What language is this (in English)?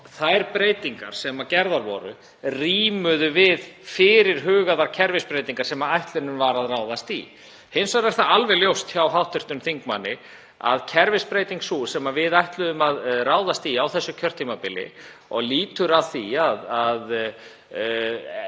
Icelandic